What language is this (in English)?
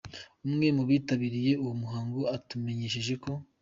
Kinyarwanda